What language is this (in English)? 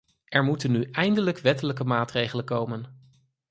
Dutch